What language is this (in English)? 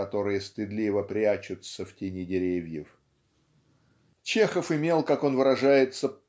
Russian